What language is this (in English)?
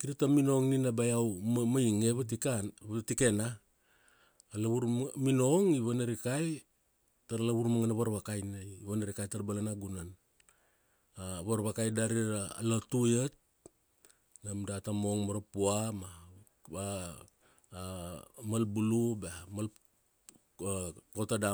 Kuanua